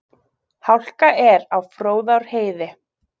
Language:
Icelandic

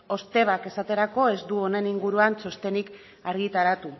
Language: Basque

